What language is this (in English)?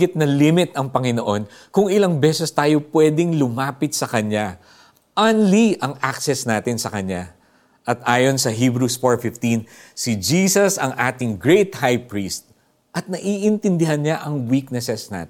Filipino